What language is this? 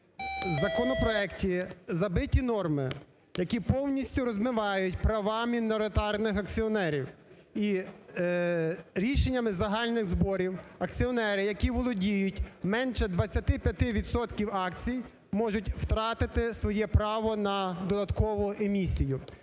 Ukrainian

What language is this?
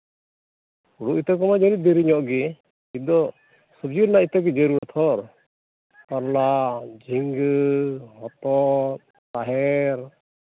Santali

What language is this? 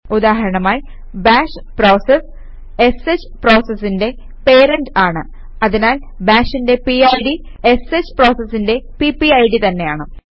Malayalam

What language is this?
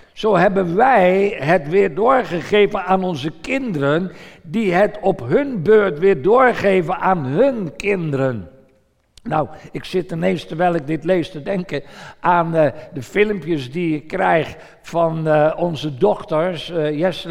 Dutch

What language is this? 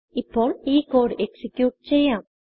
Malayalam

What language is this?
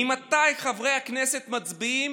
Hebrew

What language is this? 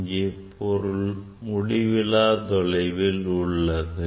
Tamil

